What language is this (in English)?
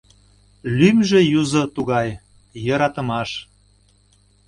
Mari